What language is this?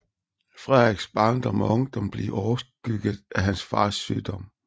Danish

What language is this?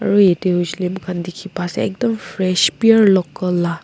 Naga Pidgin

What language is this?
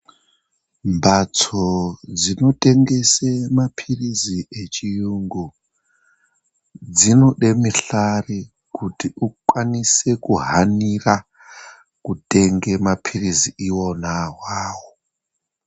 Ndau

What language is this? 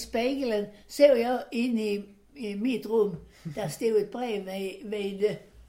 Swedish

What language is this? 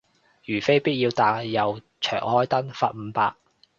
Cantonese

